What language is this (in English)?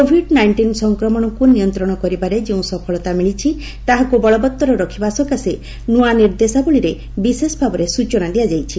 Odia